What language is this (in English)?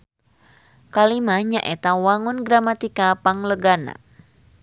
Sundanese